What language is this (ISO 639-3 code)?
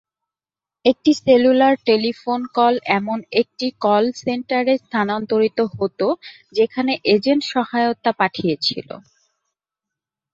ben